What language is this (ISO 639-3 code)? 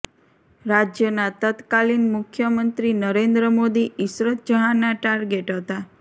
guj